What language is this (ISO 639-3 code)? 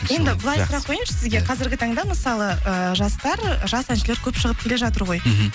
kaz